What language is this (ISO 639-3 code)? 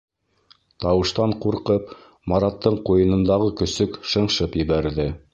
bak